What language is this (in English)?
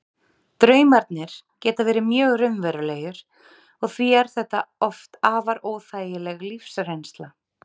Icelandic